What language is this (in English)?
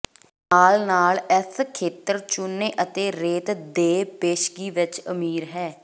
Punjabi